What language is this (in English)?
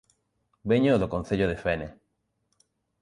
Galician